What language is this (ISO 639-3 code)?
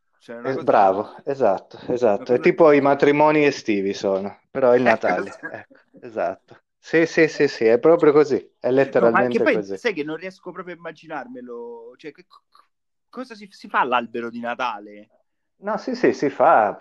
ita